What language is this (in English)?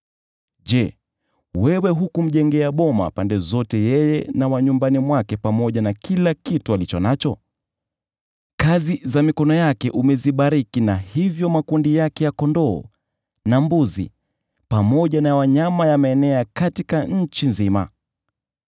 Swahili